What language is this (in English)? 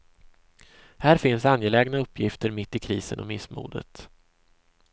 Swedish